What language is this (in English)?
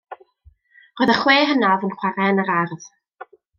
Welsh